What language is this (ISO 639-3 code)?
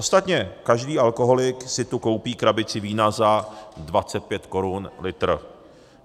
ces